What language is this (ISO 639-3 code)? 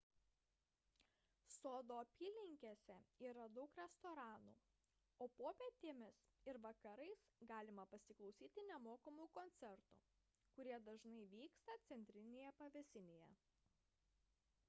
lit